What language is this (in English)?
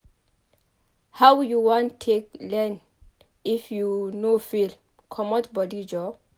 Nigerian Pidgin